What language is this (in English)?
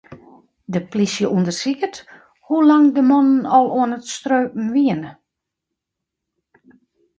Western Frisian